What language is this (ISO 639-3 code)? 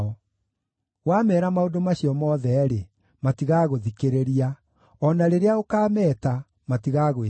kik